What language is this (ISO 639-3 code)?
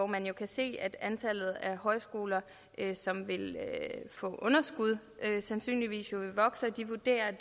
dan